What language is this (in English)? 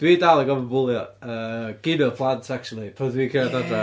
Welsh